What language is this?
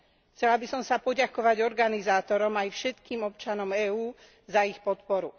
Slovak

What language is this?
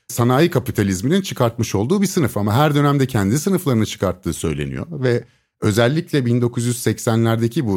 Turkish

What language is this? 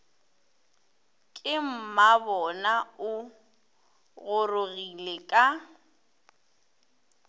Northern Sotho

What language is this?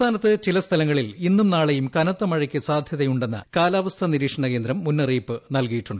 Malayalam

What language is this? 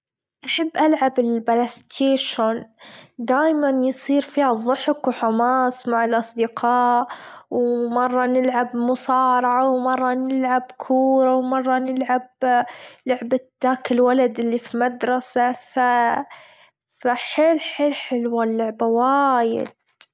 Gulf Arabic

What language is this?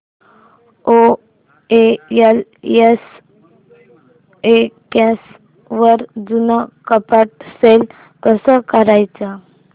Marathi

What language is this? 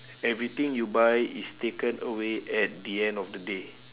English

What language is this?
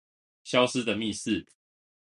Chinese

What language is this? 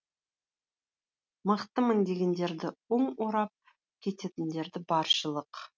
Kazakh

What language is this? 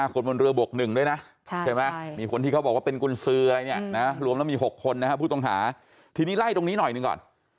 Thai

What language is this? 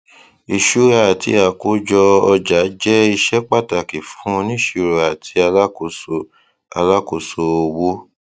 Yoruba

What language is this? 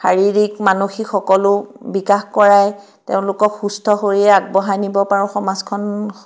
Assamese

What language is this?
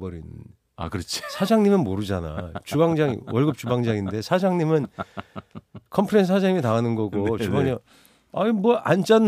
Korean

